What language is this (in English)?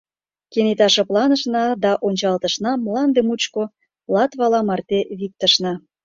Mari